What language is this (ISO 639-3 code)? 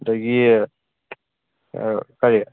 mni